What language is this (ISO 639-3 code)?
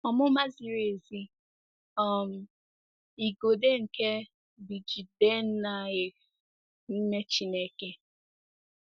ibo